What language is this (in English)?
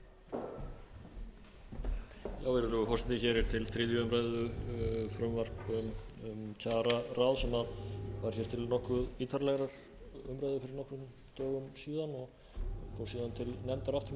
Icelandic